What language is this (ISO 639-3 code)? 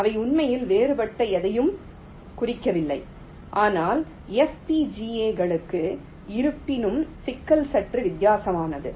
tam